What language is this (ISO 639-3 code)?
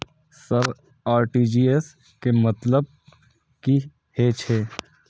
mai